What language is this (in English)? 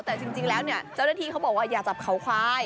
Thai